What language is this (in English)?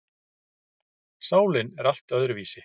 Icelandic